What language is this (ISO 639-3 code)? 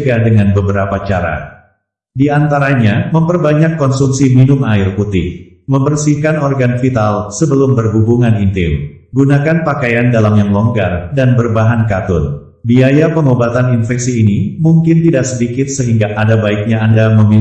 ind